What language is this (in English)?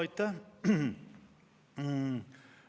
Estonian